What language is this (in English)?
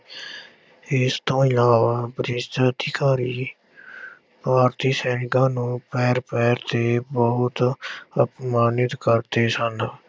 Punjabi